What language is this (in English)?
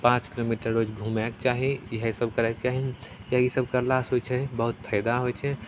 Maithili